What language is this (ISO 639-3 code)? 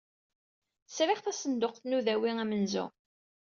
kab